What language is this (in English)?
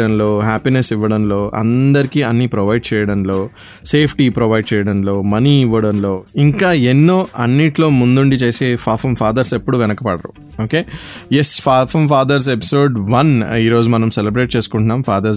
Telugu